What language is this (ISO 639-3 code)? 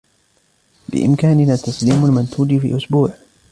ara